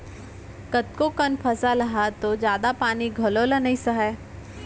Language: Chhattisgarhi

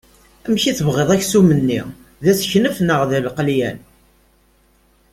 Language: Kabyle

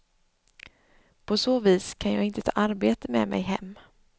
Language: Swedish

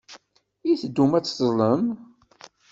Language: Kabyle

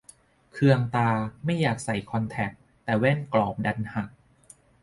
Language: Thai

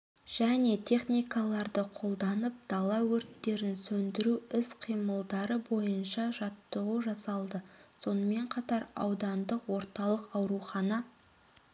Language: Kazakh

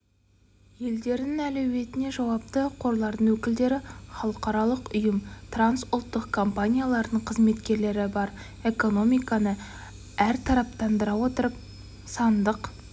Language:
Kazakh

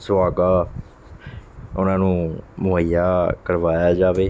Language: Punjabi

